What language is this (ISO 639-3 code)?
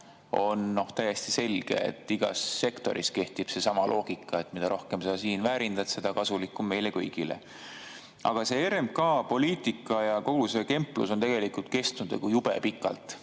est